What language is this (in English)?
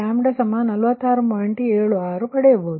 Kannada